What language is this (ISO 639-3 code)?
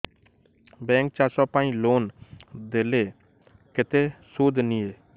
ori